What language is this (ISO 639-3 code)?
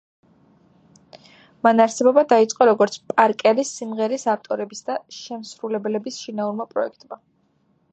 kat